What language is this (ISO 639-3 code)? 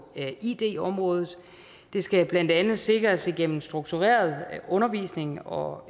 dan